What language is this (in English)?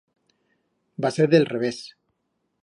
Aragonese